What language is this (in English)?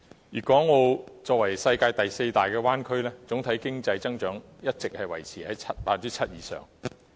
Cantonese